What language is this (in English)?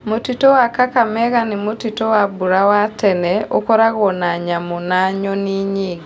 Kikuyu